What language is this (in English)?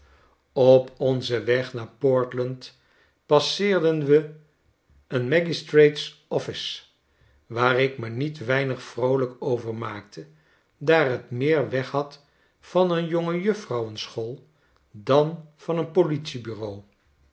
Dutch